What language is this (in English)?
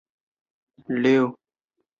Chinese